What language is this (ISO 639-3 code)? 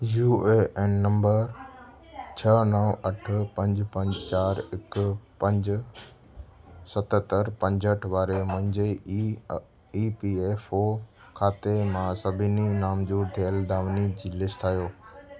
snd